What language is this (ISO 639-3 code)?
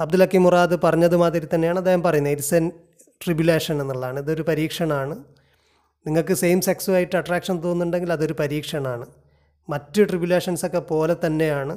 mal